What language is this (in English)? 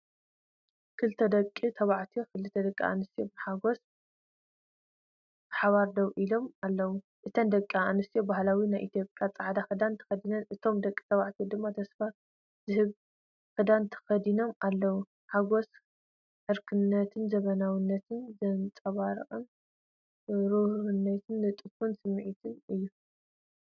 Tigrinya